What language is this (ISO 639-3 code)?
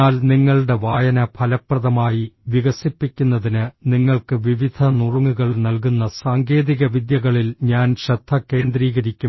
mal